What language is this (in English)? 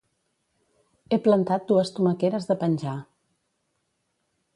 Catalan